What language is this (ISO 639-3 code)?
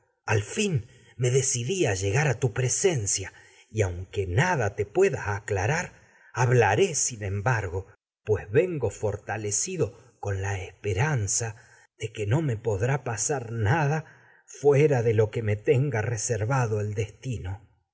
spa